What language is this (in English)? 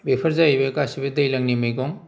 Bodo